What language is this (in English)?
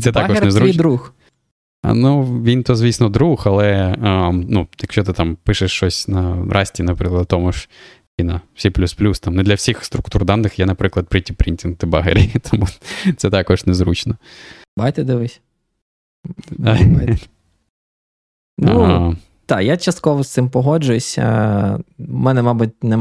Ukrainian